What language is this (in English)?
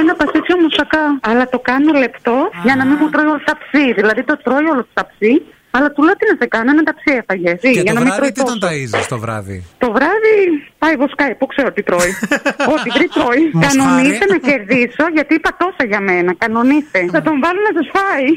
Greek